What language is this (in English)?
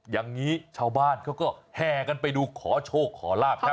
Thai